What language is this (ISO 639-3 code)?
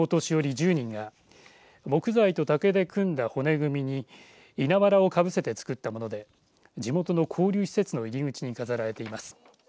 jpn